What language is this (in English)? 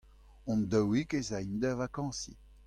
Breton